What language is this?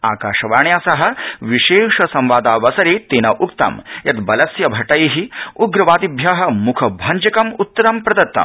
Sanskrit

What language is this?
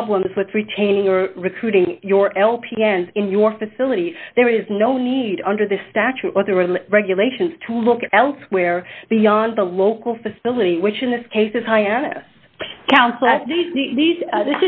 English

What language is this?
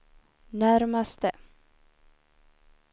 Swedish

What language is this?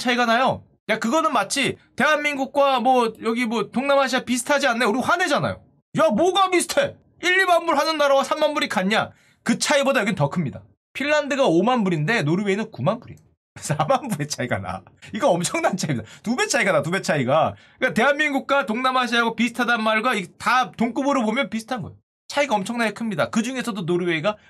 Korean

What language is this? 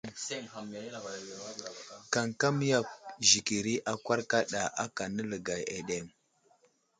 Wuzlam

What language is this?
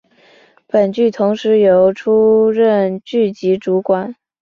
Chinese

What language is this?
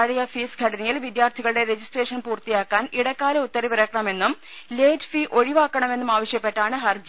Malayalam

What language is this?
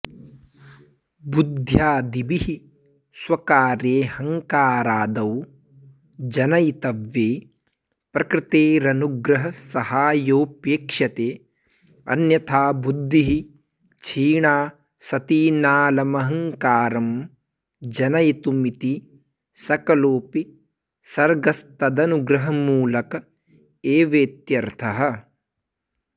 Sanskrit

